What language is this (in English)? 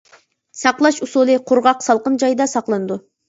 Uyghur